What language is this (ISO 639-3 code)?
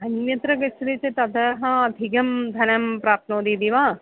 san